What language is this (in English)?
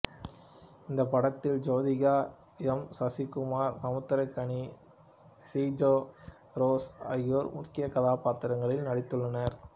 Tamil